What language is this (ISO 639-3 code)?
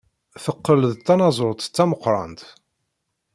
kab